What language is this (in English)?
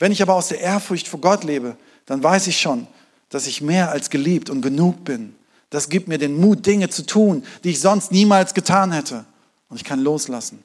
German